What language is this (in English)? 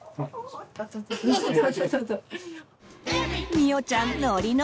Japanese